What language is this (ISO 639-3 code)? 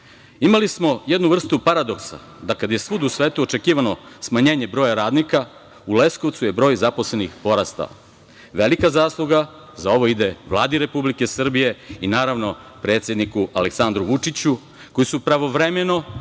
srp